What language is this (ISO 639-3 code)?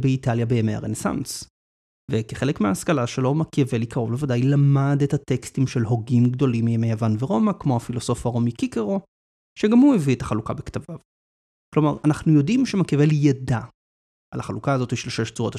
heb